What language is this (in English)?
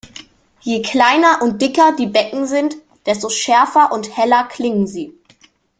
German